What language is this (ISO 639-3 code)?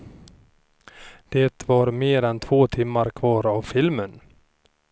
swe